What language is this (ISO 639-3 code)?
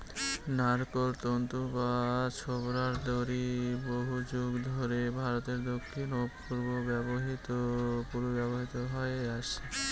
ben